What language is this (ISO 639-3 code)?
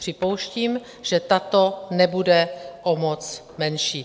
ces